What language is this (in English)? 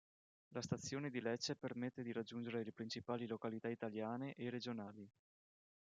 Italian